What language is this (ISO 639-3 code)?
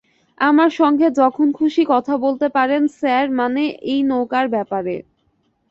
ben